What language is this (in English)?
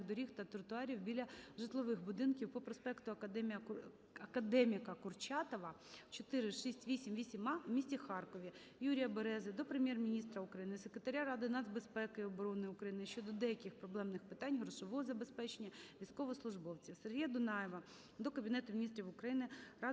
Ukrainian